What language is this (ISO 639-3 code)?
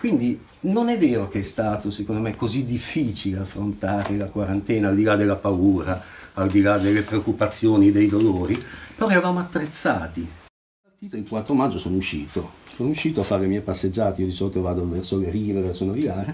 ita